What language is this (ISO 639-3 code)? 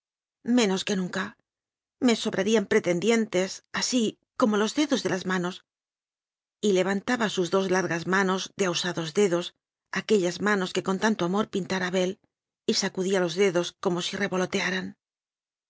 spa